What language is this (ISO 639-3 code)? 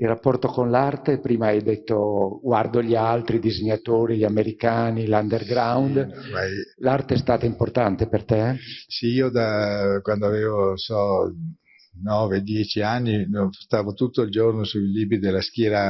ita